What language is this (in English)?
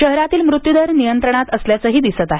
Marathi